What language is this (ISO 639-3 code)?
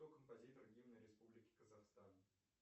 rus